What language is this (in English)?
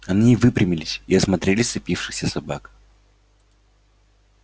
Russian